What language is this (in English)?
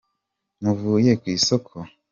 Kinyarwanda